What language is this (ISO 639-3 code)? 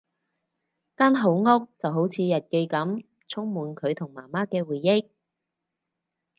yue